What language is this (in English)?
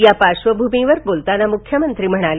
Marathi